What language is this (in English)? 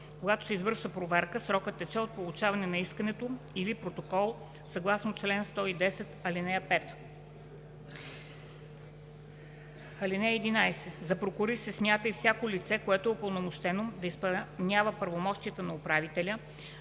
Bulgarian